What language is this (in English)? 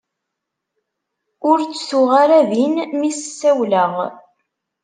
Kabyle